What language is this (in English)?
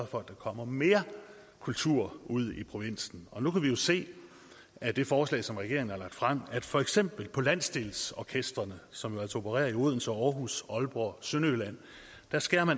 Danish